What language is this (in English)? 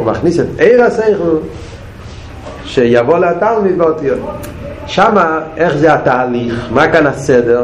Hebrew